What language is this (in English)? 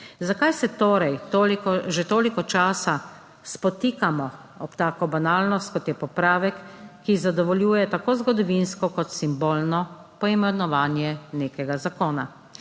Slovenian